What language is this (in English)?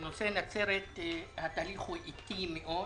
Hebrew